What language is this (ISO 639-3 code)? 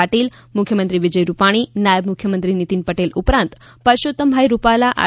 guj